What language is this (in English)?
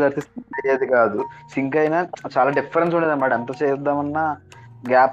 Telugu